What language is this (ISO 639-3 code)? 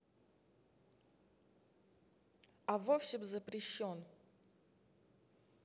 rus